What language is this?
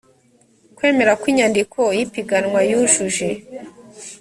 Kinyarwanda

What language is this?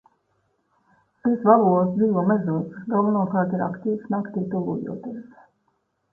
Latvian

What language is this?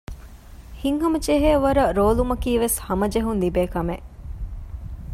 Divehi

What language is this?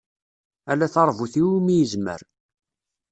Kabyle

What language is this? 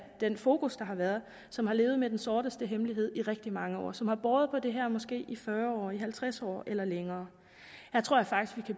Danish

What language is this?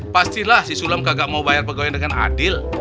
Indonesian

